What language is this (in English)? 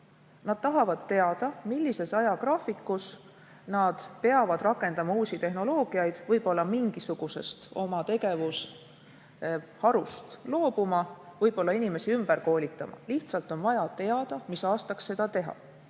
Estonian